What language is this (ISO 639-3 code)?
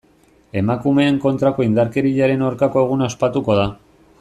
eus